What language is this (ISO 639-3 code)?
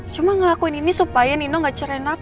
ind